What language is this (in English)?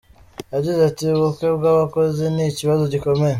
Kinyarwanda